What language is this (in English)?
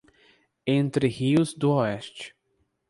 Portuguese